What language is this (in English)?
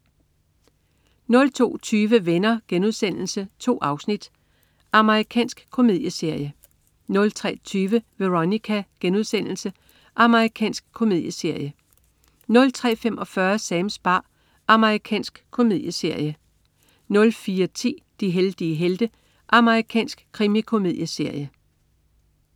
Danish